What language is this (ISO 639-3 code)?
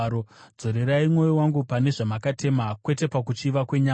sna